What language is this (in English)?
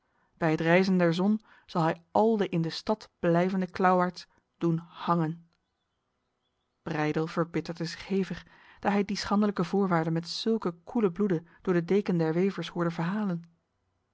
Dutch